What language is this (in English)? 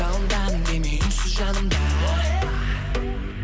Kazakh